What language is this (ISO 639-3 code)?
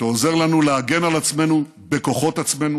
heb